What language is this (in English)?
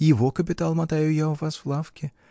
Russian